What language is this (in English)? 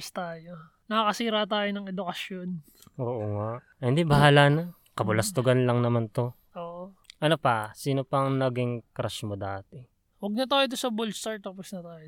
Filipino